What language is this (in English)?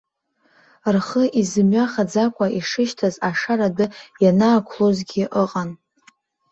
Abkhazian